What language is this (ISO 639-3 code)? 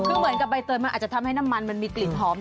tha